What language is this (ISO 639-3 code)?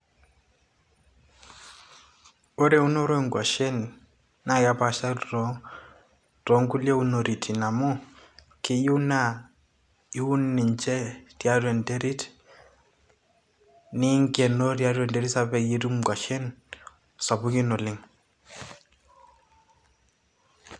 mas